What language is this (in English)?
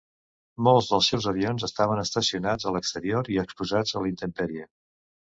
Catalan